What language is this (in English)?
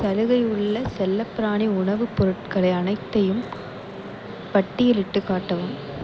Tamil